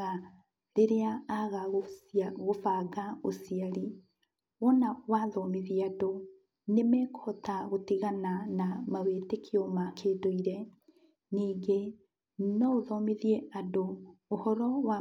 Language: Kikuyu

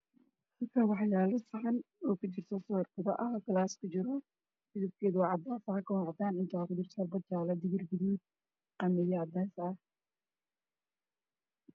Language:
Somali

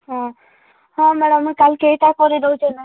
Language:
Odia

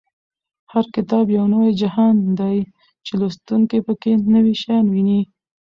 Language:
Pashto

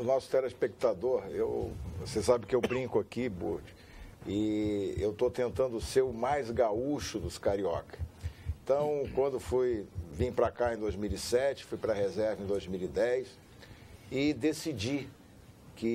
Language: Portuguese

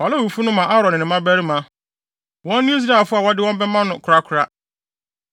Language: Akan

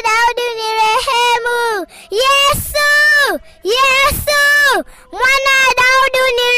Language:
Swahili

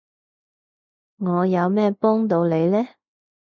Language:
Cantonese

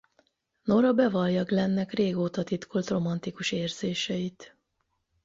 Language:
Hungarian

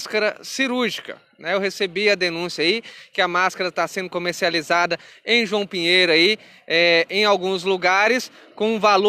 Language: Portuguese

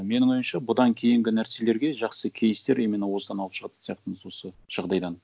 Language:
Kazakh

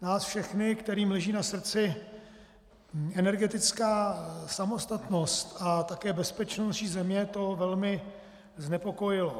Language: Czech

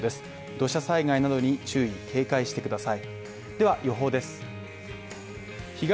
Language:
Japanese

